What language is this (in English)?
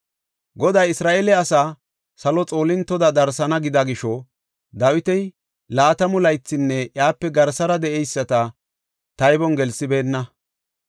Gofa